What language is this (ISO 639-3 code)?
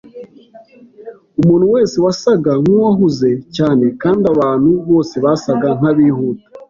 kin